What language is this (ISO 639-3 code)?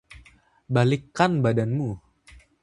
ind